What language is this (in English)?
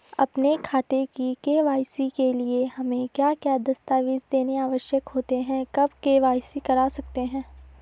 Hindi